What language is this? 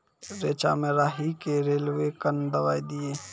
Maithili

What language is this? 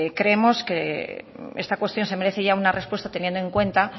Spanish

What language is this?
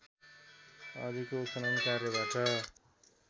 Nepali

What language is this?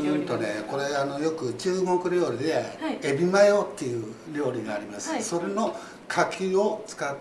Japanese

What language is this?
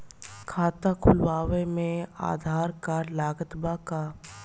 Bhojpuri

